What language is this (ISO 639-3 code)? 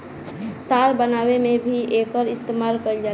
bho